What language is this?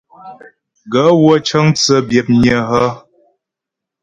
Ghomala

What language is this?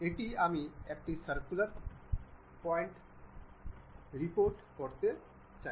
Bangla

